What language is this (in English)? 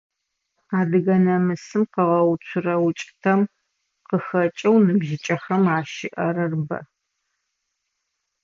Adyghe